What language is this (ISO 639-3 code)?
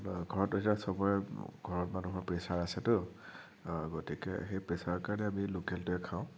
asm